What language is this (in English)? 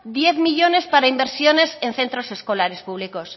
Spanish